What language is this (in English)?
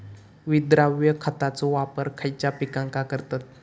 Marathi